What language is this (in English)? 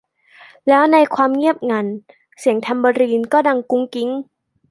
Thai